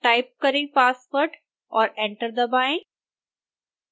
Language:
Hindi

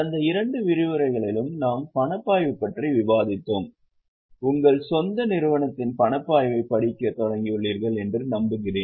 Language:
Tamil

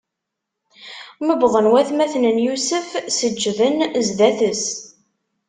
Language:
Kabyle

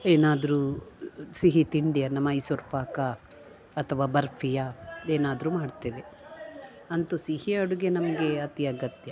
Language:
Kannada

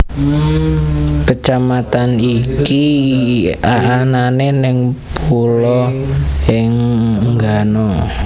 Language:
Javanese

